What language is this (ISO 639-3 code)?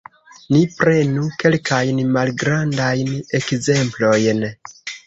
epo